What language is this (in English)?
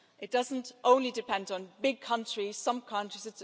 English